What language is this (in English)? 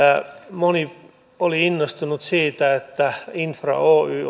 Finnish